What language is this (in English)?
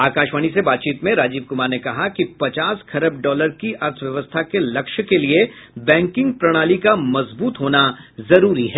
Hindi